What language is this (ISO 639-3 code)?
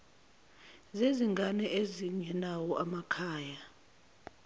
zul